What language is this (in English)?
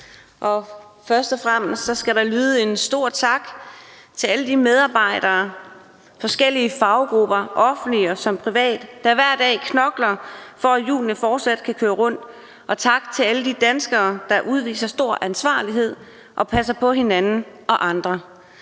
Danish